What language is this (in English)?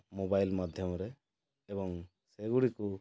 Odia